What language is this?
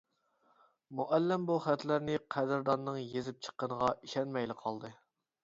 Uyghur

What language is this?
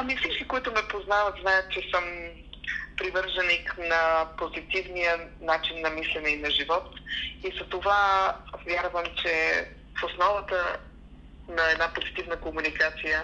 Bulgarian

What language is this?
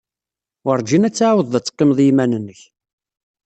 Kabyle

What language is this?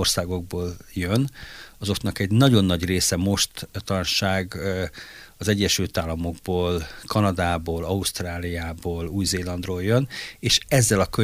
Hungarian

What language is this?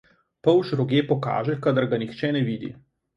Slovenian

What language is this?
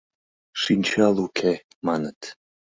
Mari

